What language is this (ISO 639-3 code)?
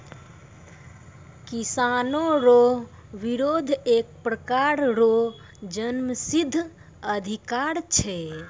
mai